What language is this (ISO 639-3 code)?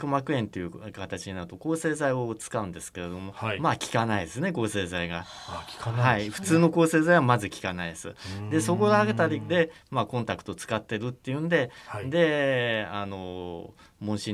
jpn